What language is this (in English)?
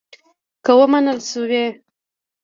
Pashto